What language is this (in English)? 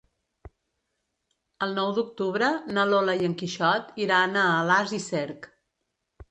Catalan